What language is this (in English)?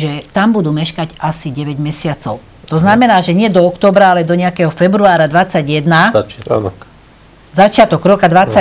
Slovak